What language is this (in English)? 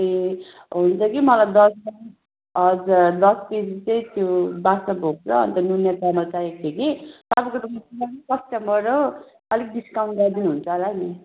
Nepali